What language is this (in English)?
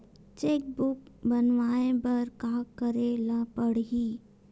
Chhattisgarhi